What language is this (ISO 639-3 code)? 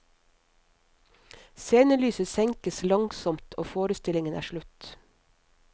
nor